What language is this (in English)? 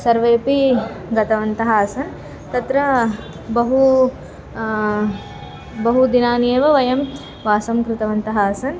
Sanskrit